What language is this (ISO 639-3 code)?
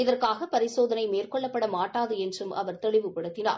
tam